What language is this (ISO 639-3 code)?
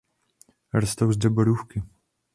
ces